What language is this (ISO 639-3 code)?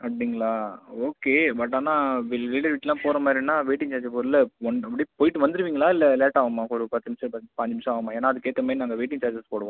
tam